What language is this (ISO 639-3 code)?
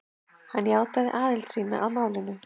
isl